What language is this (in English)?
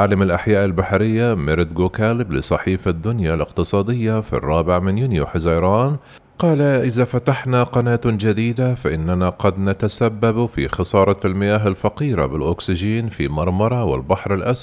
Arabic